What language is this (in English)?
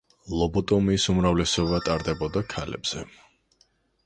Georgian